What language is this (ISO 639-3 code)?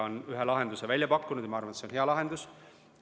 est